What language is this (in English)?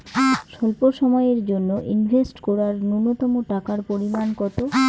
Bangla